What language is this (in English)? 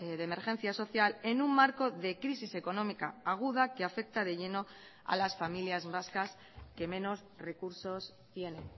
Spanish